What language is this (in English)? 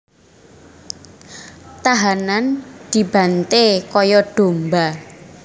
Javanese